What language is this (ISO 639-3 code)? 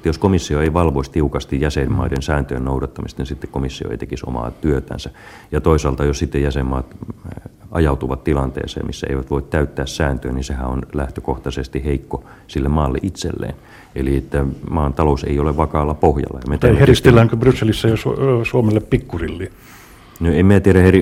fin